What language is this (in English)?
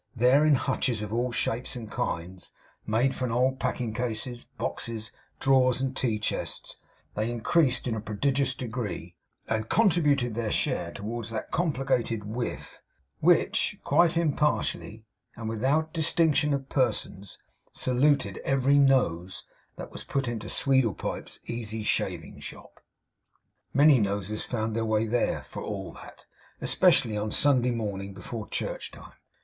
English